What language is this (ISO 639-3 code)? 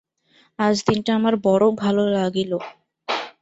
ben